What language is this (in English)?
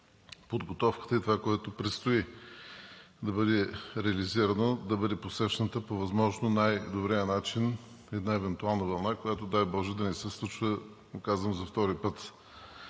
Bulgarian